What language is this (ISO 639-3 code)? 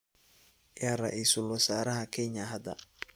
som